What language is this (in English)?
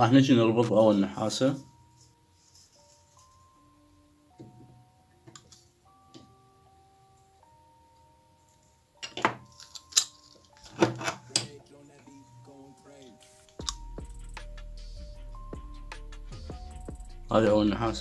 Arabic